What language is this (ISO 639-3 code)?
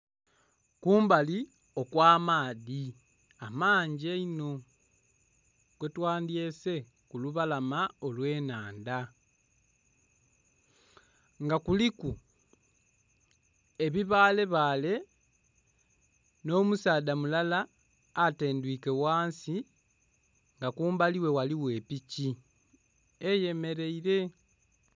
xog